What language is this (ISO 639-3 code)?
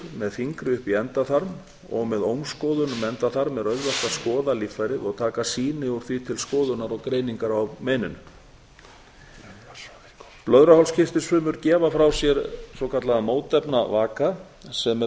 isl